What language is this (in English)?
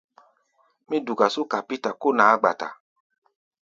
Gbaya